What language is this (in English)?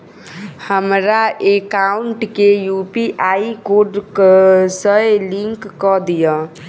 Maithili